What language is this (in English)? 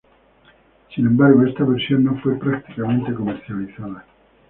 Spanish